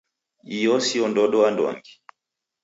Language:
Taita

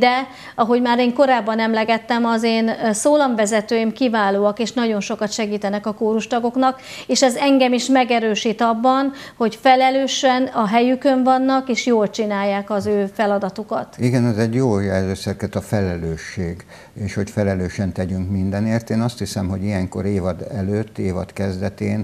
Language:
Hungarian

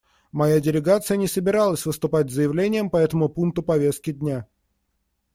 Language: Russian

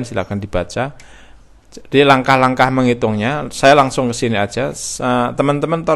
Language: Indonesian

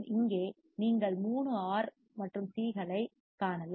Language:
Tamil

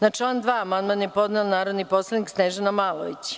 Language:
Serbian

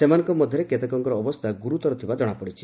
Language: Odia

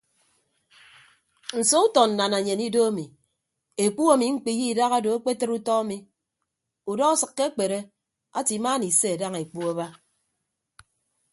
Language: Ibibio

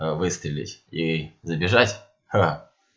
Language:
Russian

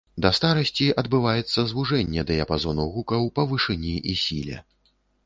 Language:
Belarusian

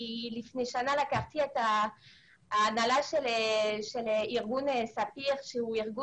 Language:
Hebrew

